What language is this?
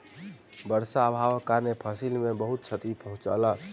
Maithili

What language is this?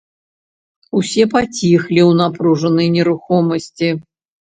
Belarusian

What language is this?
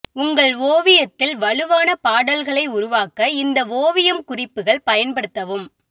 Tamil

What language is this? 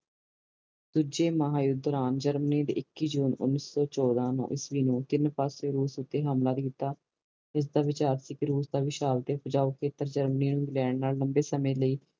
Punjabi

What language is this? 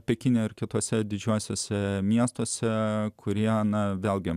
Lithuanian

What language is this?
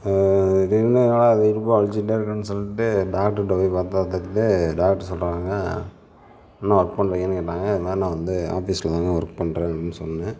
Tamil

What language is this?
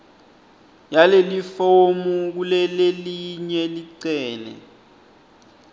Swati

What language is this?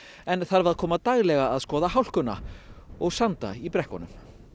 Icelandic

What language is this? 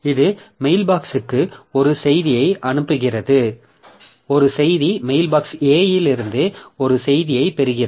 Tamil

